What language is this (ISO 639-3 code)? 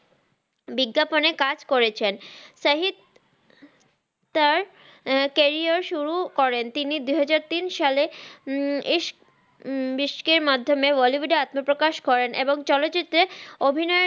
ben